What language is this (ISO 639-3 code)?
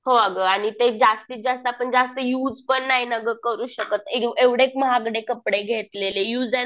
mar